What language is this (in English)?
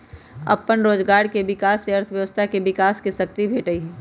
Magahi